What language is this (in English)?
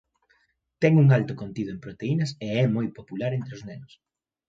Galician